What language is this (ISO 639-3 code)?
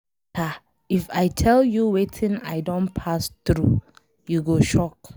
pcm